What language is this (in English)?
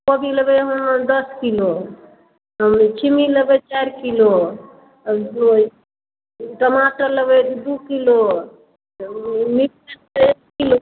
Maithili